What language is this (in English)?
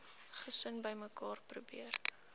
Afrikaans